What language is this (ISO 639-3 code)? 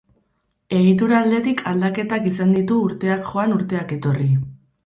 eus